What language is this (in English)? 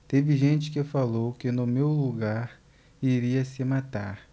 Portuguese